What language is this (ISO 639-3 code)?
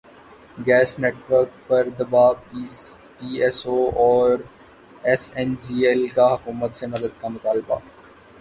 urd